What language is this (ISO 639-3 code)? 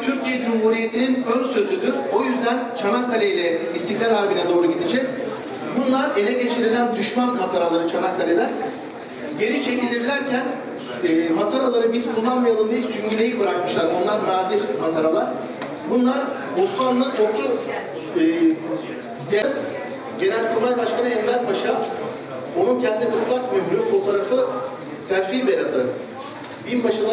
tur